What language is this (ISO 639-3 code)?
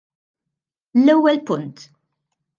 mlt